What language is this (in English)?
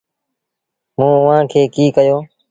Sindhi Bhil